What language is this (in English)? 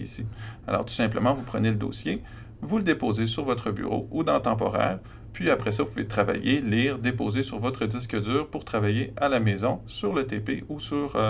French